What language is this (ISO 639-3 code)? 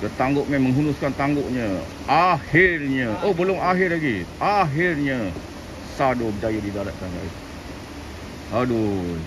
msa